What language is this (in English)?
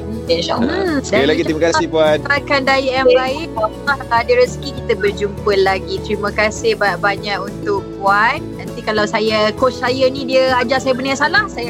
Malay